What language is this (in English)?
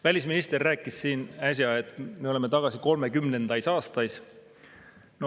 Estonian